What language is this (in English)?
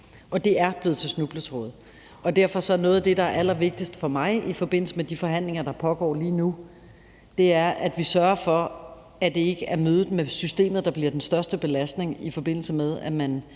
Danish